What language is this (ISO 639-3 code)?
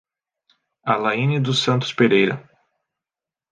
por